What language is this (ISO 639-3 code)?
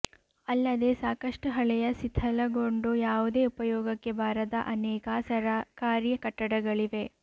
kan